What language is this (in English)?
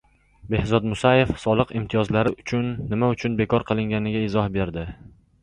Uzbek